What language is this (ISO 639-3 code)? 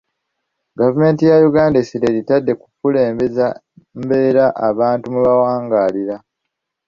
lug